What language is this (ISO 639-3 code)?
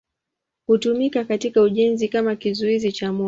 swa